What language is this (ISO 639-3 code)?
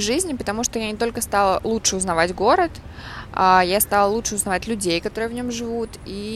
rus